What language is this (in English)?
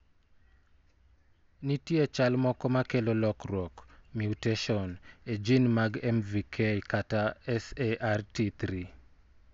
Luo (Kenya and Tanzania)